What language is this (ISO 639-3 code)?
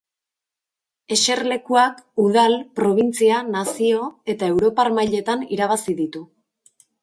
eus